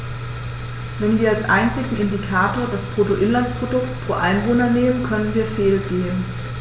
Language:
German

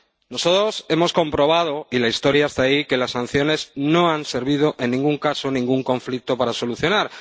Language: Spanish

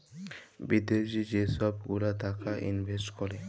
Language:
Bangla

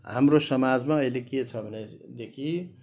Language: Nepali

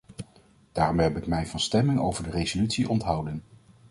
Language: Dutch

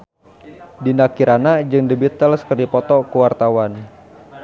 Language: Sundanese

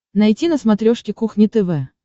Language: Russian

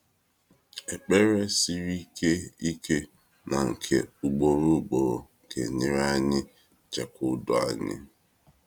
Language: Igbo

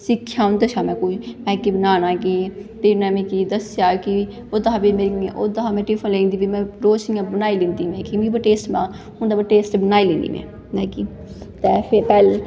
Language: Dogri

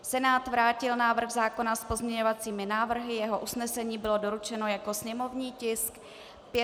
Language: Czech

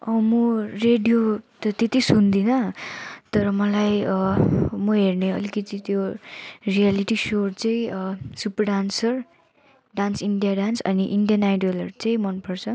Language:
Nepali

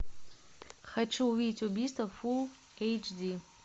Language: Russian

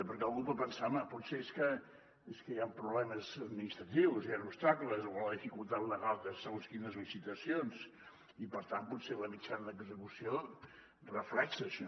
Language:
Catalan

